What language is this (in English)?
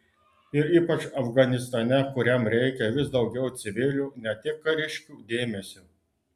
Lithuanian